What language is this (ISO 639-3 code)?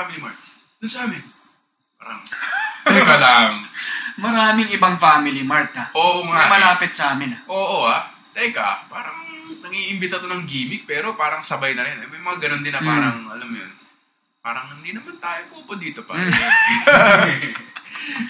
fil